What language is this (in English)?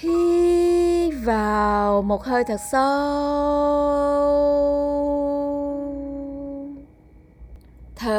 Vietnamese